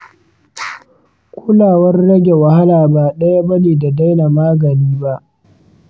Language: Hausa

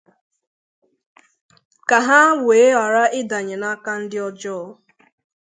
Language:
Igbo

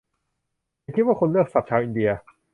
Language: Thai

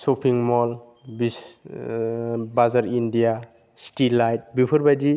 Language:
Bodo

